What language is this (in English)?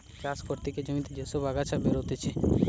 Bangla